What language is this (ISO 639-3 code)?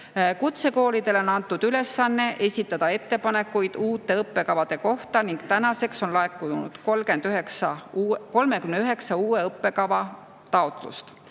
est